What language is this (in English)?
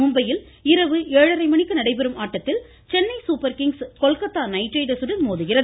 Tamil